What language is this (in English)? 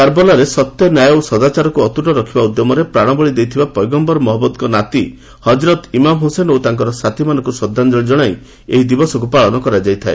Odia